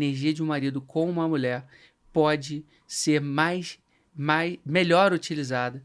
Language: Portuguese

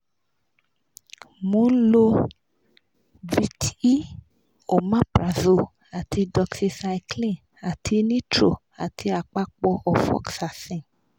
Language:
Yoruba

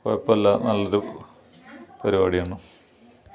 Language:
Malayalam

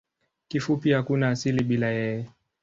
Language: Swahili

